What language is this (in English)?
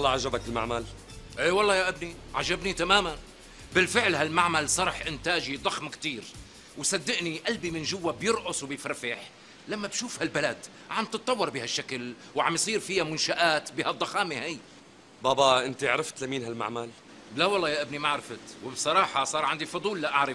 Arabic